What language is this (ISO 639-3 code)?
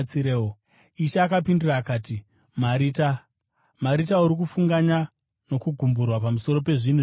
sna